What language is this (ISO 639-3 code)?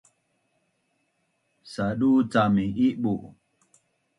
bnn